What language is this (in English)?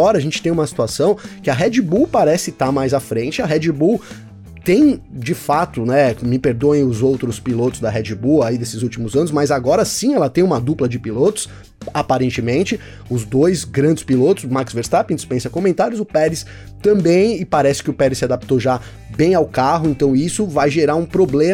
Portuguese